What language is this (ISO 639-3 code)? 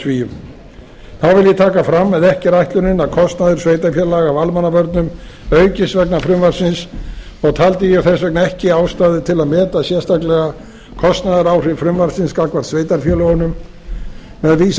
isl